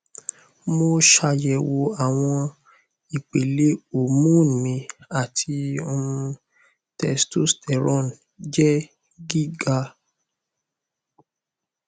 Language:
Yoruba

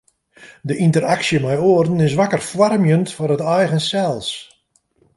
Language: Western Frisian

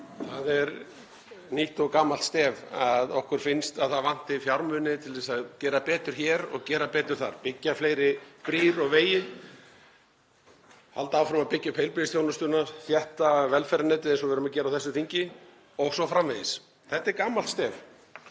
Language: Icelandic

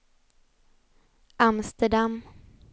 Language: Swedish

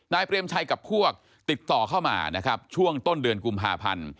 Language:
Thai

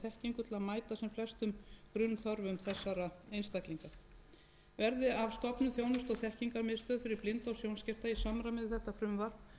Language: Icelandic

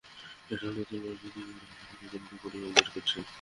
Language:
Bangla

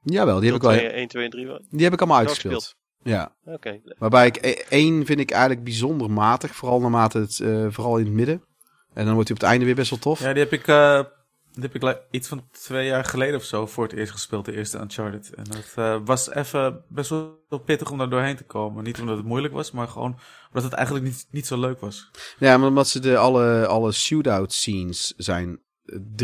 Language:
Dutch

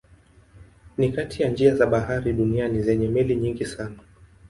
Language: Swahili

